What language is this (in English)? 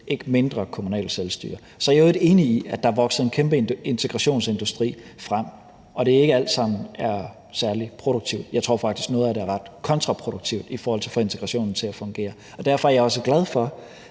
Danish